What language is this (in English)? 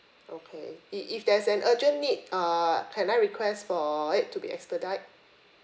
English